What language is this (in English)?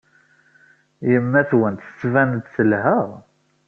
Kabyle